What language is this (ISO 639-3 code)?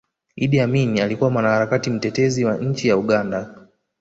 swa